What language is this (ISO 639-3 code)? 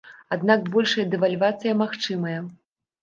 bel